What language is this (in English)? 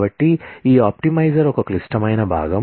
Telugu